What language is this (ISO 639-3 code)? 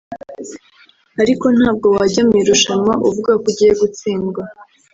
kin